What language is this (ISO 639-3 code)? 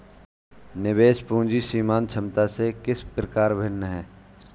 hin